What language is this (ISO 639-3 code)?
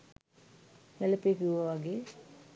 sin